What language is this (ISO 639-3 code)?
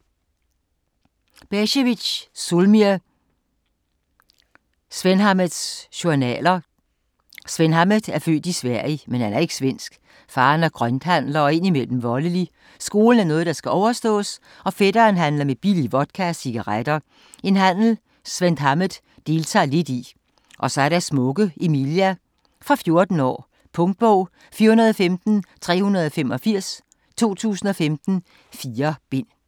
dan